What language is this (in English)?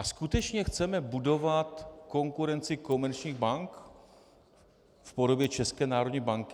Czech